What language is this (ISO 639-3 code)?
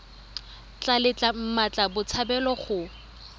tsn